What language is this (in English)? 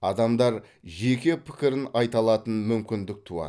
Kazakh